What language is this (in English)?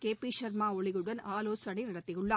Tamil